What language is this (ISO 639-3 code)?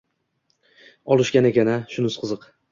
uzb